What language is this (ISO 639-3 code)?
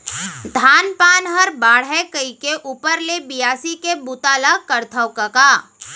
hne